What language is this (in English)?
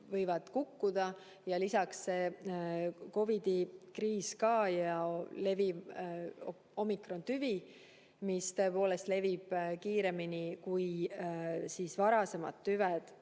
Estonian